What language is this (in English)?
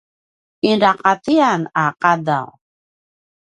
Paiwan